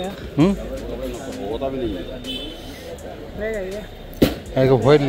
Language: Hindi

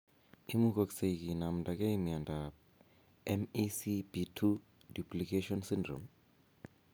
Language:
Kalenjin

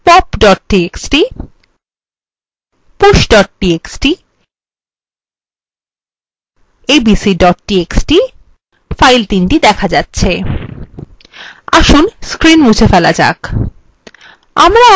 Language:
Bangla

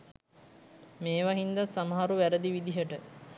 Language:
Sinhala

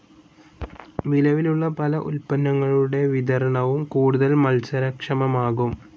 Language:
Malayalam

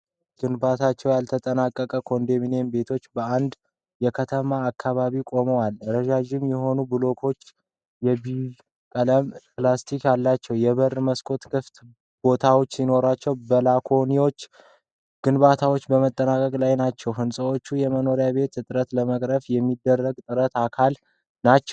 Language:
Amharic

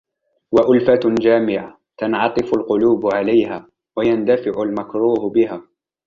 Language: Arabic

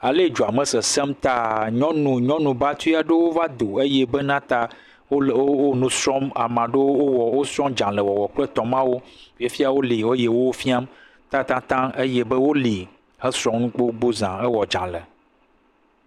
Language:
Ewe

